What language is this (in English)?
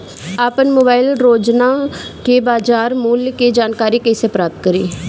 Bhojpuri